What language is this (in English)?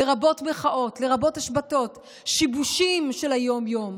Hebrew